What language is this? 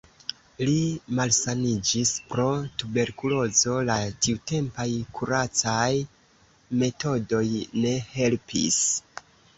Esperanto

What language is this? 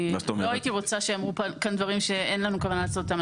Hebrew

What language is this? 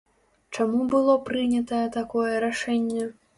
Belarusian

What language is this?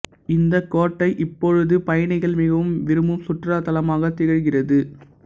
Tamil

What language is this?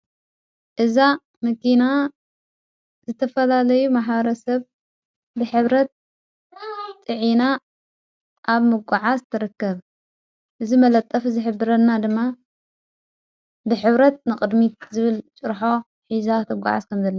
Tigrinya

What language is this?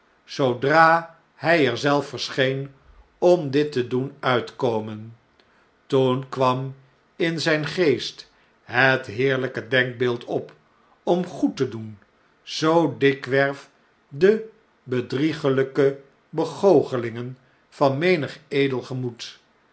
Dutch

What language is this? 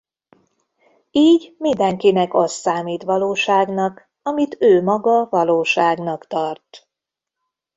Hungarian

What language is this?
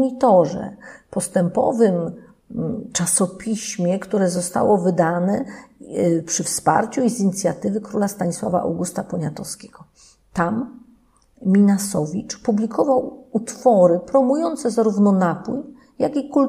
Polish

